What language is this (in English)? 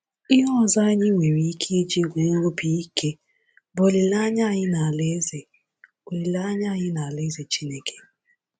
Igbo